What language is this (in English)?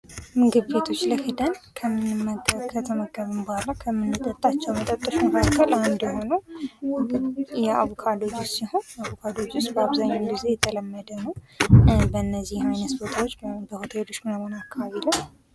Amharic